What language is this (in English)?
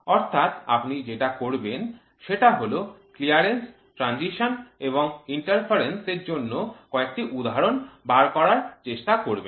Bangla